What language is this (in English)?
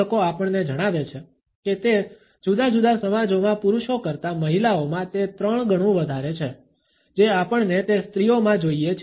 Gujarati